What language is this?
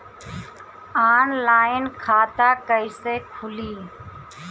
Bhojpuri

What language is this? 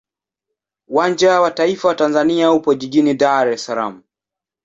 Swahili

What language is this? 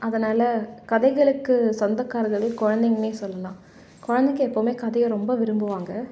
Tamil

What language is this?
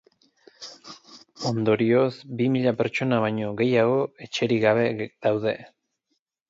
Basque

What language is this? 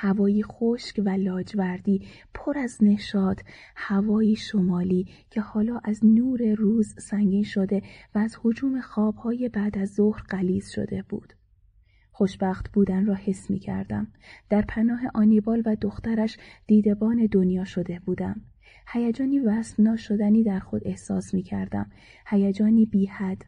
Persian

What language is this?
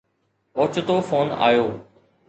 Sindhi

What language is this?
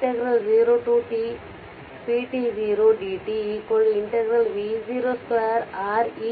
Kannada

